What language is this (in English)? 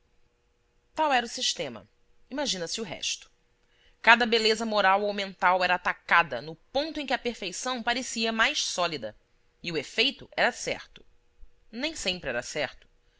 Portuguese